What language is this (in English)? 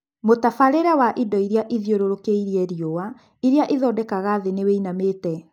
Kikuyu